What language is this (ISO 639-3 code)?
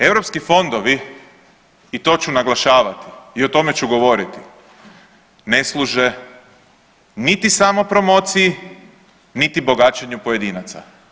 hrv